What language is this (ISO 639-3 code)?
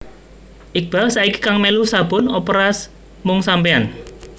jav